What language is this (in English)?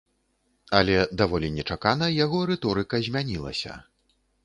Belarusian